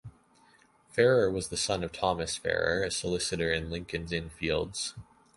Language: English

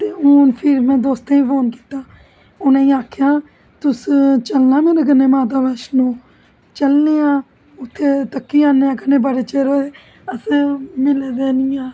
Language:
Dogri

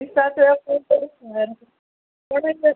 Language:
Konkani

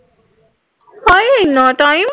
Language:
Punjabi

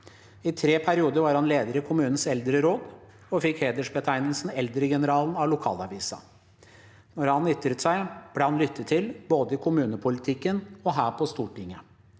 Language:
Norwegian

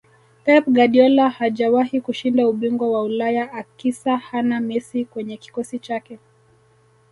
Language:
Swahili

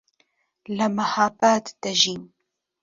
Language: Central Kurdish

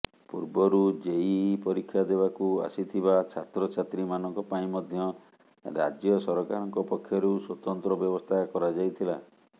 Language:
Odia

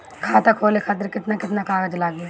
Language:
Bhojpuri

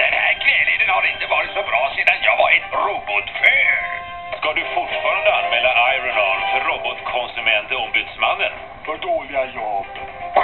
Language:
Swedish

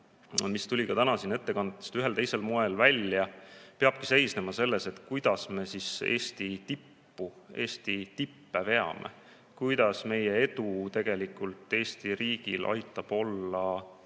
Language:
Estonian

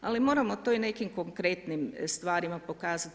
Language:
Croatian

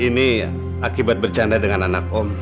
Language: Indonesian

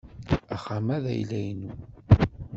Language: Kabyle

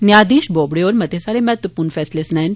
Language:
Dogri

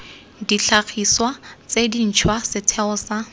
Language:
Tswana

